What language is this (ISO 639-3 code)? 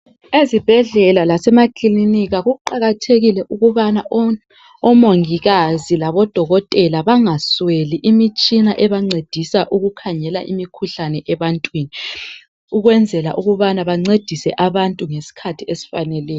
nde